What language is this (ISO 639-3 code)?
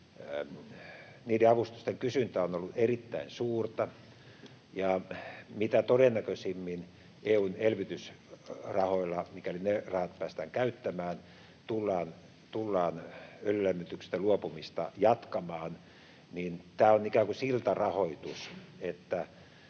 fin